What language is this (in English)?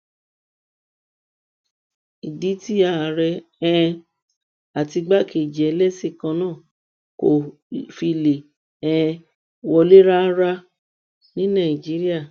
Yoruba